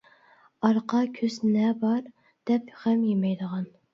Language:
Uyghur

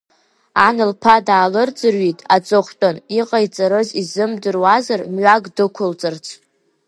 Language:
Abkhazian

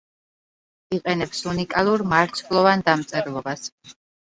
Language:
Georgian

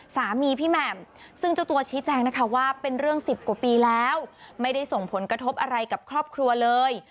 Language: Thai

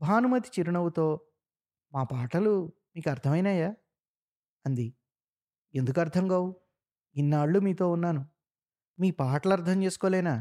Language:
Telugu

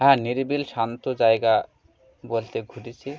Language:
Bangla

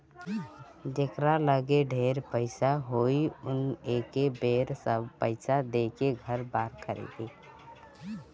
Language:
Bhojpuri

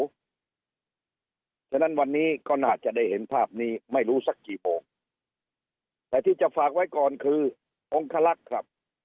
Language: Thai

